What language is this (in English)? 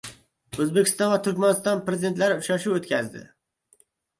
Uzbek